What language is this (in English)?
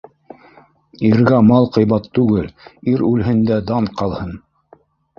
Bashkir